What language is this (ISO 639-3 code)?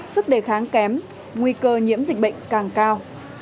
vie